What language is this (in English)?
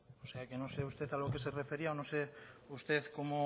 Spanish